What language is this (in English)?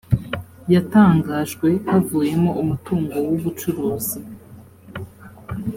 Kinyarwanda